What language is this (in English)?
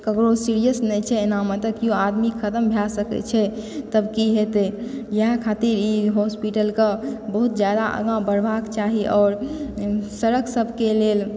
Maithili